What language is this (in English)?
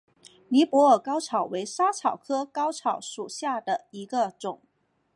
Chinese